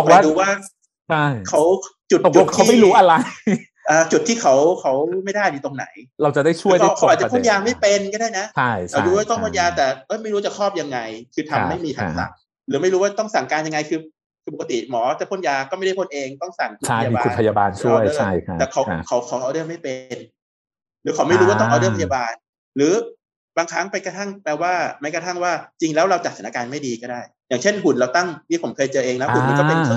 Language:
Thai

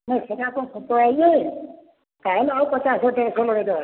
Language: Odia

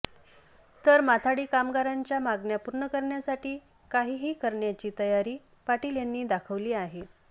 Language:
Marathi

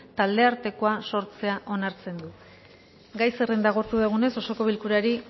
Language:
Basque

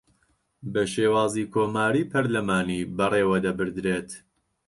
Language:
Central Kurdish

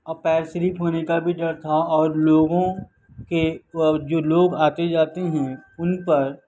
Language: Urdu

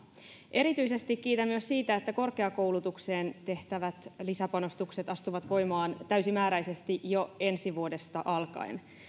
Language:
Finnish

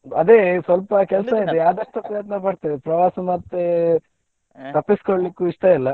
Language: Kannada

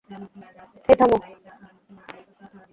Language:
Bangla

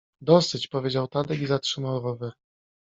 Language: Polish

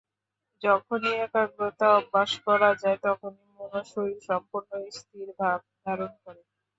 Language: Bangla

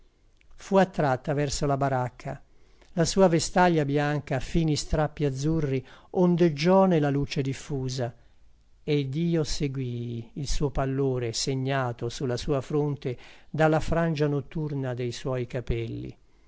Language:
Italian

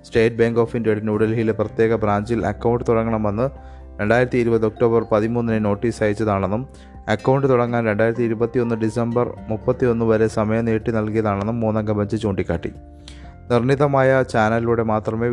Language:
Malayalam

